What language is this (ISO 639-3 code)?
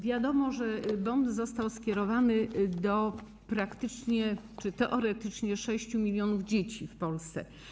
pol